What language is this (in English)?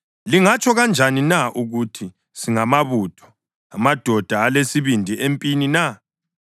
North Ndebele